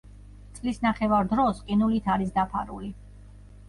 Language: Georgian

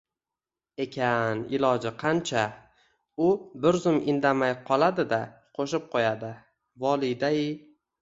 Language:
Uzbek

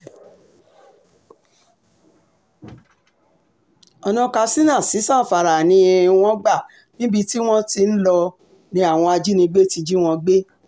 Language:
Yoruba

